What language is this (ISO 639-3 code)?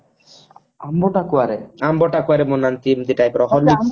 ori